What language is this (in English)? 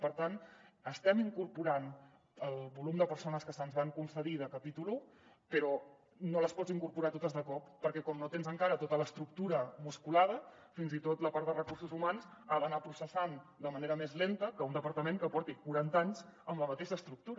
Catalan